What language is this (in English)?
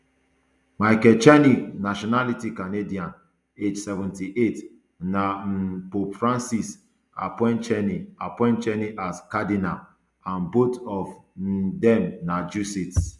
Nigerian Pidgin